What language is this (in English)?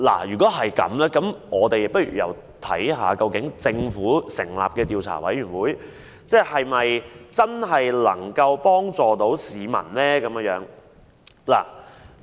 Cantonese